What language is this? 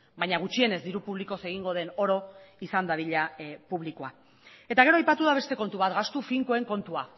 Basque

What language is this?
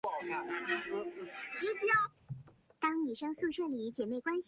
Chinese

